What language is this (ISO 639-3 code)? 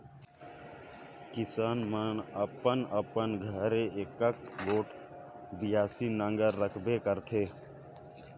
hne